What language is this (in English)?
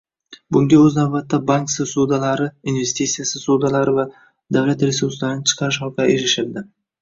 Uzbek